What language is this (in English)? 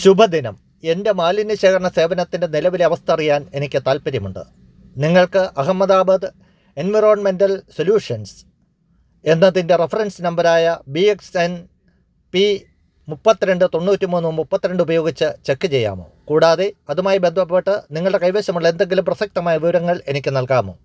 Malayalam